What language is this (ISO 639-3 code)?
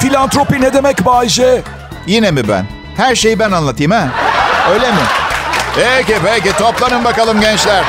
tur